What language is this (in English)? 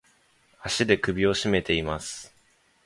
Japanese